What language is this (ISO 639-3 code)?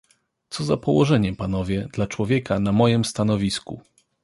pol